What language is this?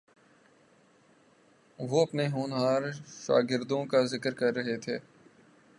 Urdu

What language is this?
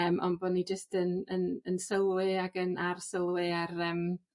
Welsh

